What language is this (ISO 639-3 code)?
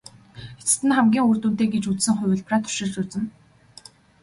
mon